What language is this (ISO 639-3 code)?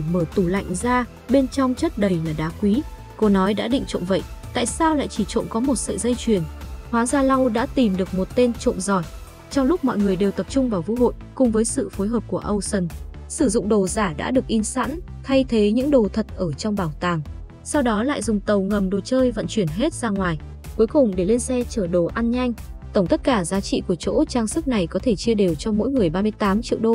vie